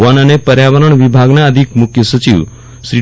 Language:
Gujarati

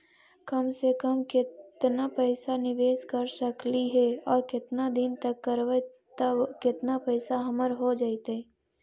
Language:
Magahi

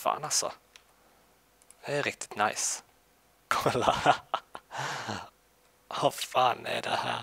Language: Swedish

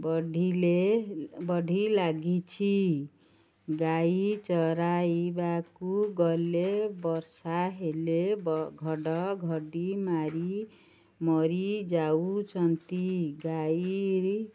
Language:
Odia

